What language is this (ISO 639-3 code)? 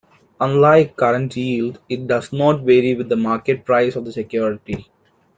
eng